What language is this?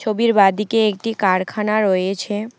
Bangla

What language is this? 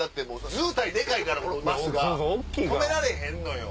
Japanese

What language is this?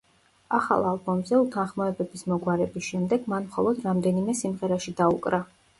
Georgian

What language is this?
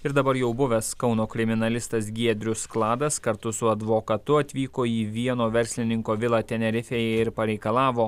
Lithuanian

